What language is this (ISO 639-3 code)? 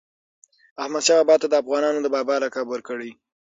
pus